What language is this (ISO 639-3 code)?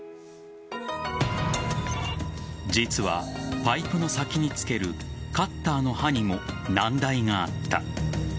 jpn